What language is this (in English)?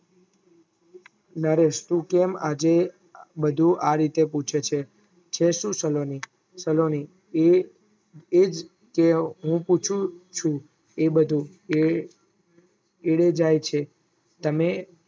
Gujarati